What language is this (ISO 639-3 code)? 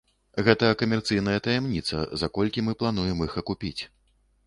bel